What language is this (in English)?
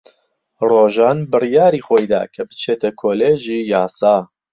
Central Kurdish